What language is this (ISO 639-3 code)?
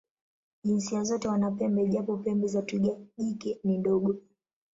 swa